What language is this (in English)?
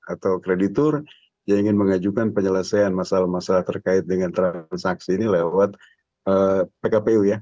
Indonesian